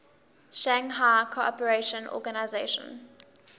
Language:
English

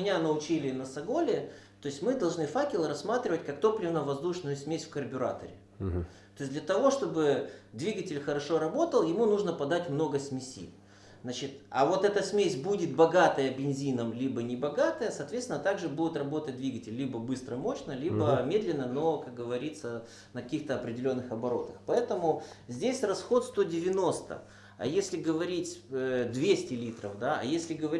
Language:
Russian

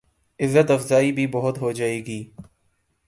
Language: Urdu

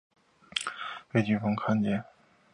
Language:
Chinese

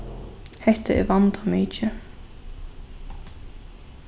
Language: Faroese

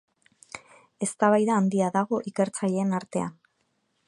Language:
Basque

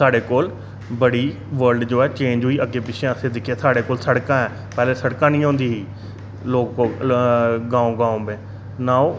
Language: Dogri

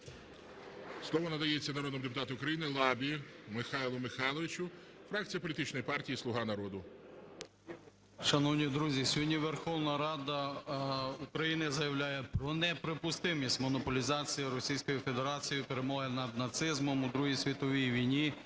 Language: Ukrainian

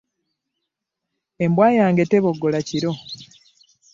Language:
Ganda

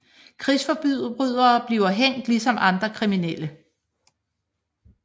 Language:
Danish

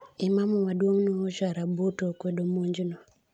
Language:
Luo (Kenya and Tanzania)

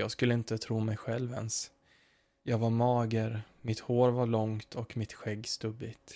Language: Swedish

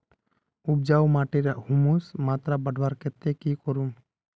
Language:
Magahi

